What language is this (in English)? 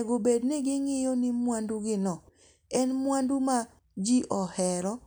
Luo (Kenya and Tanzania)